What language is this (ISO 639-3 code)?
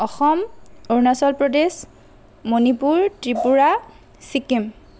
asm